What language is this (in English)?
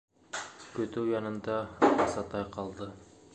Bashkir